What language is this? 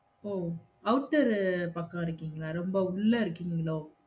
Tamil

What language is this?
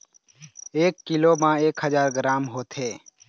Chhattisgarhi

